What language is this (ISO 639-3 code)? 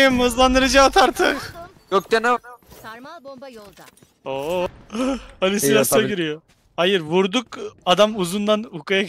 tur